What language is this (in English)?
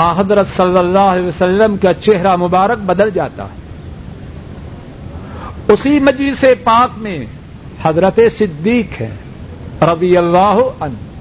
Urdu